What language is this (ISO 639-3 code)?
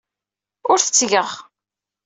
kab